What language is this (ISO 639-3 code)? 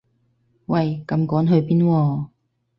yue